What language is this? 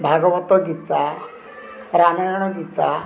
Odia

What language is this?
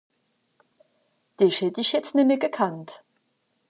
Swiss German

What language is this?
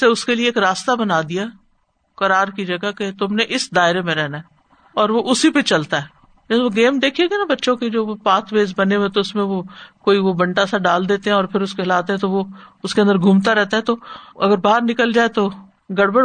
Urdu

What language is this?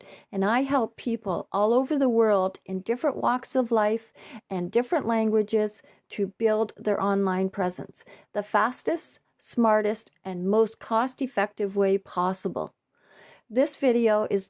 English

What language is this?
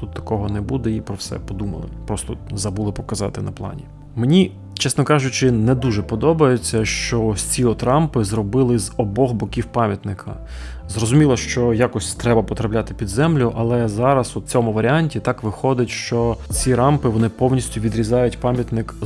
Ukrainian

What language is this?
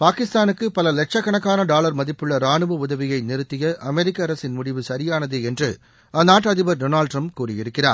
Tamil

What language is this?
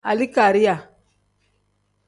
Tem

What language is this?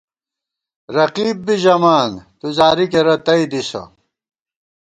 Gawar-Bati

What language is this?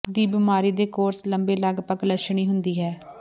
Punjabi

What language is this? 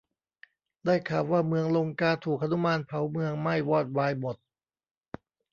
Thai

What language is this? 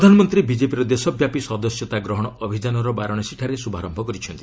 Odia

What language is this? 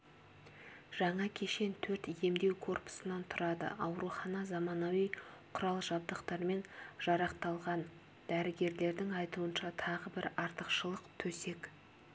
Kazakh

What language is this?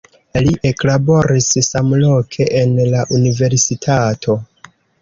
Esperanto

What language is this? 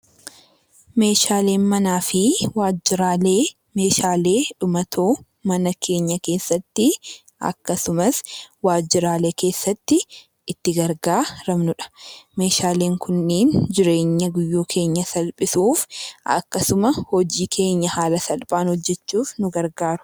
Oromo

